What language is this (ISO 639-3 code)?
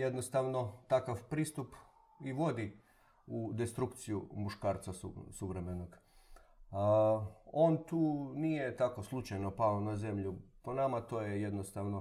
hrv